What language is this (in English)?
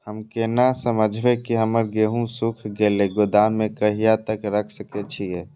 Maithili